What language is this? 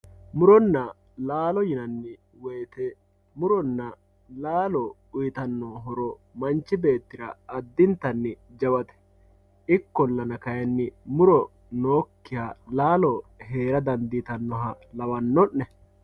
Sidamo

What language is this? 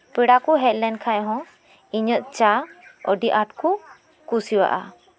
Santali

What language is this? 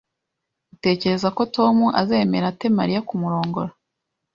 Kinyarwanda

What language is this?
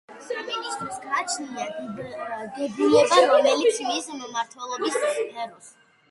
Georgian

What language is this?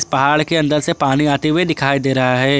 Hindi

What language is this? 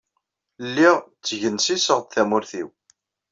Kabyle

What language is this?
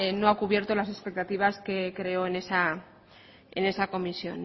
Spanish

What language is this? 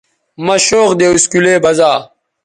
Bateri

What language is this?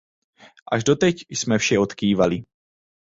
Czech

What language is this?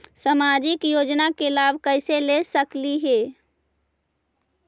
Magahi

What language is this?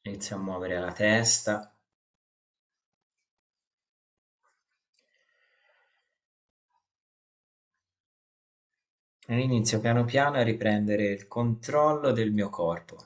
Italian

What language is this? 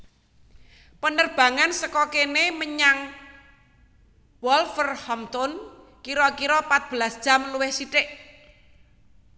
Javanese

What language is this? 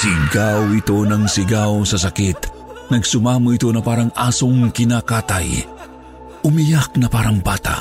Filipino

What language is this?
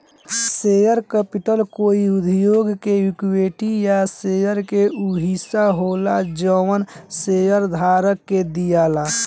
Bhojpuri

